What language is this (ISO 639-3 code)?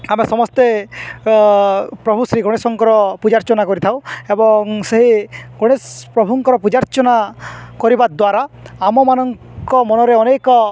ori